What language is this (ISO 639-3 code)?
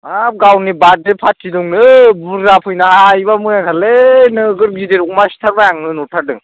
brx